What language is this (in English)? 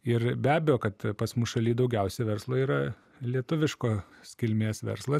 Lithuanian